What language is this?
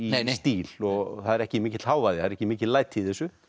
Icelandic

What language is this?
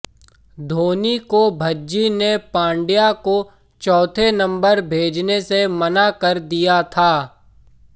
Hindi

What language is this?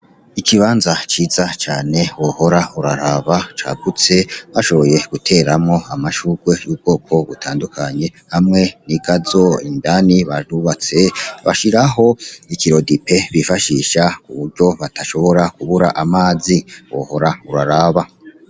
Rundi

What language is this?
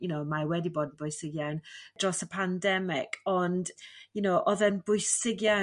Welsh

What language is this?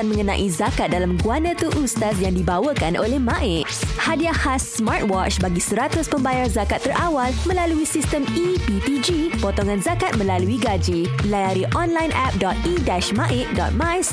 Malay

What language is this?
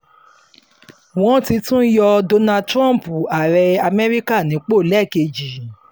Yoruba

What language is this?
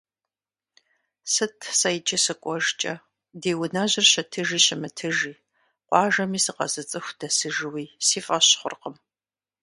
Kabardian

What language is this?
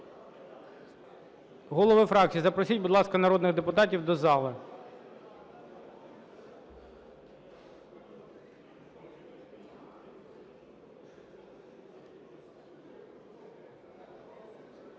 Ukrainian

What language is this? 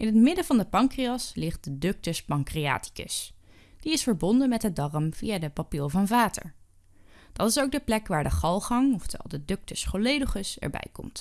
Dutch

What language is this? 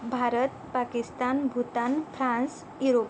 Marathi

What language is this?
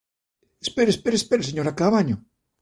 Galician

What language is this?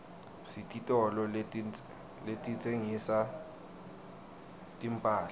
Swati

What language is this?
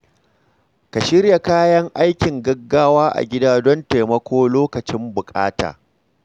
Hausa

